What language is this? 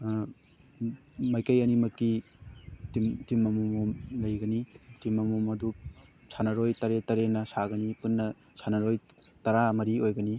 Manipuri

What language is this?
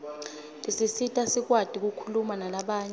Swati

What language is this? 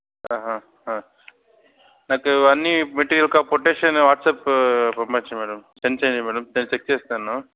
Telugu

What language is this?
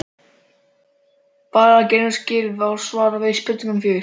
Icelandic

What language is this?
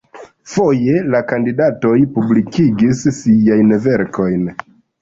Esperanto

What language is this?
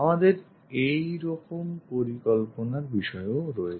Bangla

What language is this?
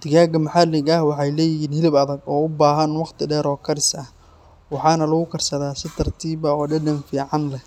Somali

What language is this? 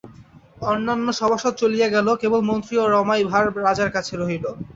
Bangla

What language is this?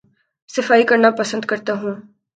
Urdu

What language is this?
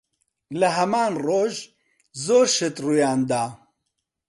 Central Kurdish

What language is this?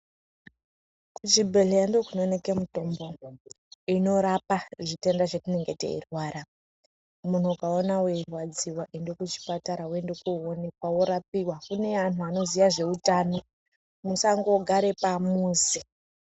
Ndau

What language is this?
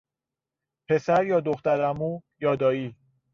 Persian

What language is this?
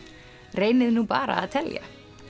Icelandic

